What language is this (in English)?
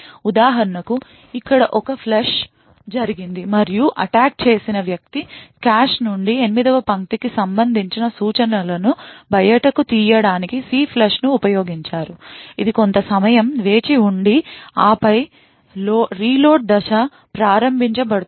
Telugu